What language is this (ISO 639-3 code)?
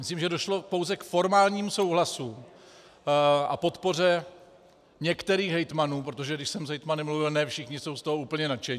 ces